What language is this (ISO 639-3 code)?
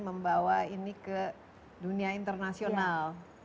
ind